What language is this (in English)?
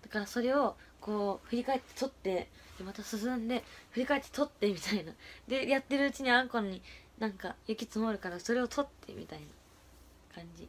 Japanese